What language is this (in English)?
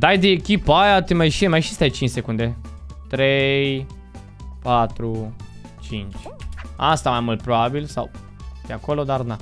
Romanian